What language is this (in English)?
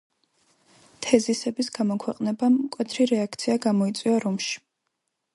Georgian